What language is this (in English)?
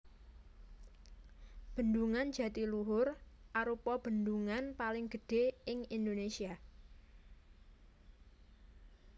Javanese